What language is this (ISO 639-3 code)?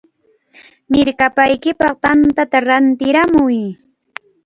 qvl